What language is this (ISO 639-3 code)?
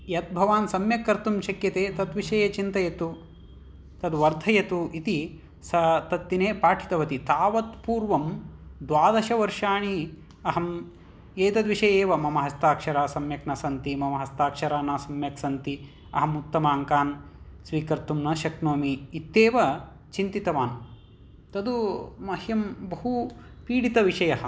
san